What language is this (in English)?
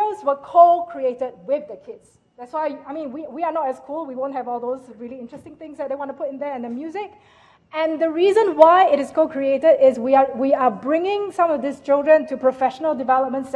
English